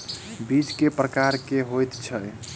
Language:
Maithili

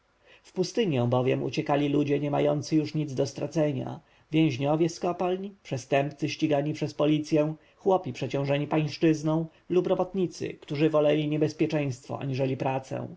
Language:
Polish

